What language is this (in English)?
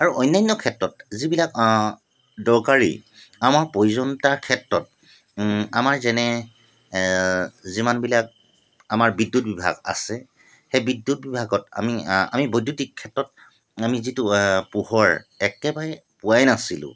Assamese